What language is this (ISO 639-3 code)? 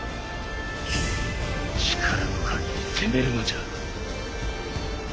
jpn